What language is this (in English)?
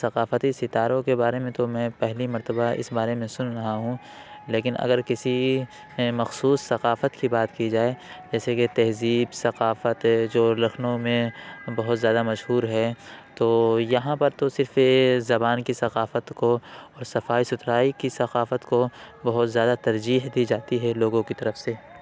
Urdu